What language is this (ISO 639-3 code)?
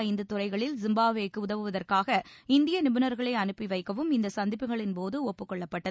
tam